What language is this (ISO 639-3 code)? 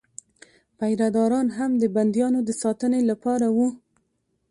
pus